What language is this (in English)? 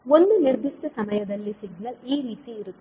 Kannada